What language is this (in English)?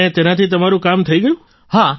Gujarati